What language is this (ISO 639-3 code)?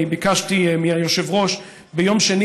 heb